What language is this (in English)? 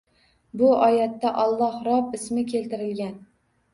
Uzbek